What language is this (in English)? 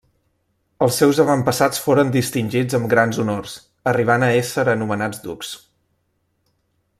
Catalan